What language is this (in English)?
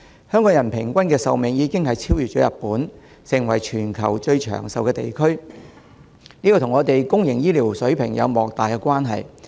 Cantonese